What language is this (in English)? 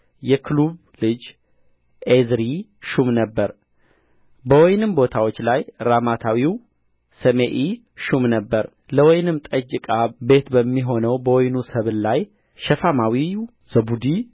Amharic